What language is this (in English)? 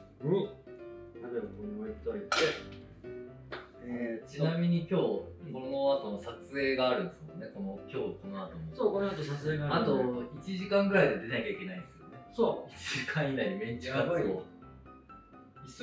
Japanese